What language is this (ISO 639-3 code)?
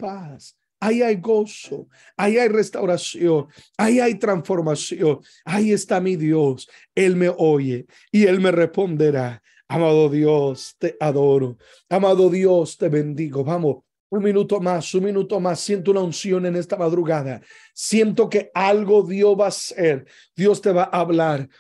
spa